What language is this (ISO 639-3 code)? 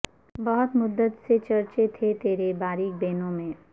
urd